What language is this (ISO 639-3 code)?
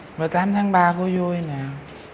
vie